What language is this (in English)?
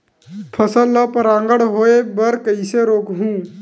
Chhattisgarhi